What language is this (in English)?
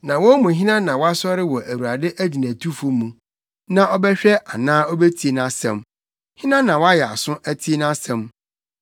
Akan